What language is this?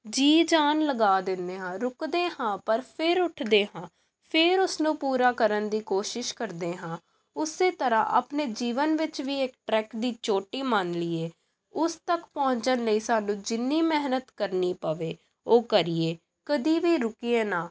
Punjabi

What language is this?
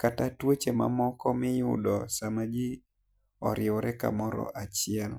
Luo (Kenya and Tanzania)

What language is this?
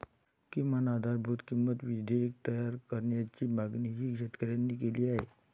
Marathi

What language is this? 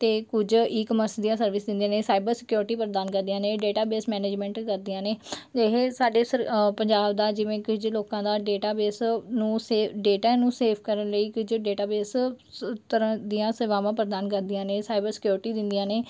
Punjabi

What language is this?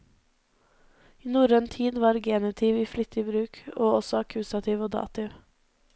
Norwegian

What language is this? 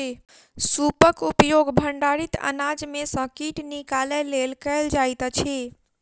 Maithili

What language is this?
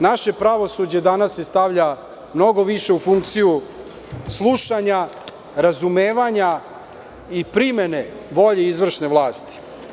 Serbian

